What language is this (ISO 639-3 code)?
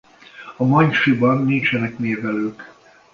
hun